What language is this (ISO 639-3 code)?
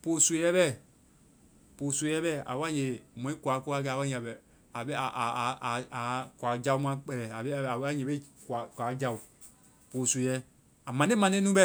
vai